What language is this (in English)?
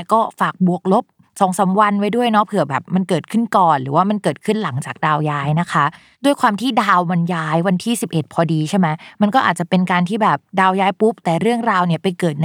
Thai